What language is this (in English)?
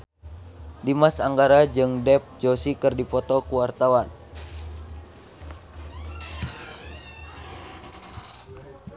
Sundanese